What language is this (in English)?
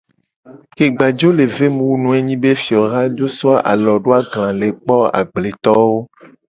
Gen